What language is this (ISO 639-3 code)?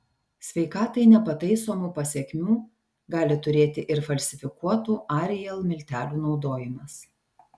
lit